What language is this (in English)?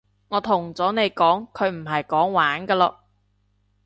Cantonese